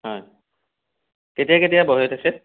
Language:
Assamese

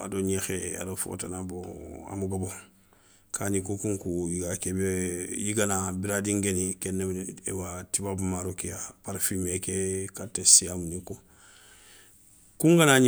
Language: Soninke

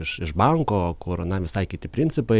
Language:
Lithuanian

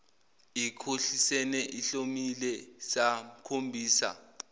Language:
Zulu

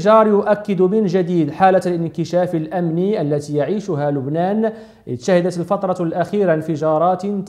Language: Arabic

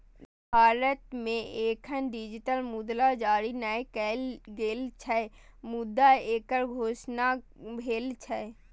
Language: Maithili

